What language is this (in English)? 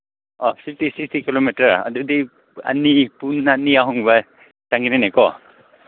Manipuri